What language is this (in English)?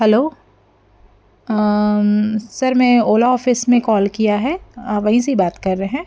Hindi